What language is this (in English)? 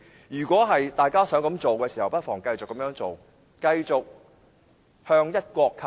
Cantonese